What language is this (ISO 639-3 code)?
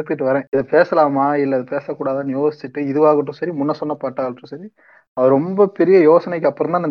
tam